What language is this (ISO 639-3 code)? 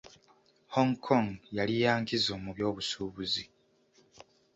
lug